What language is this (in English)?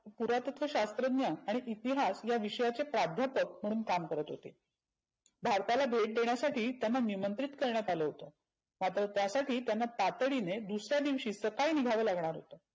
Marathi